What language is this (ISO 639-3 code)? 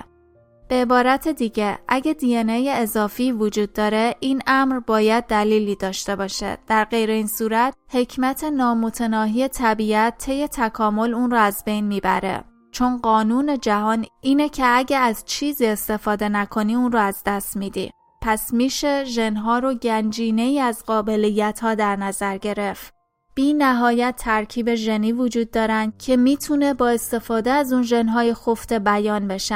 fas